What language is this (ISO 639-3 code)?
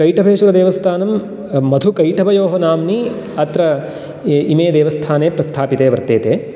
san